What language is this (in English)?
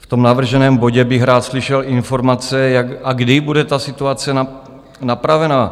Czech